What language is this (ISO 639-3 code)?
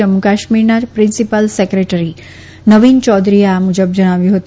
guj